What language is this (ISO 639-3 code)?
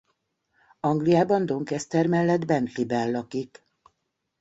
hun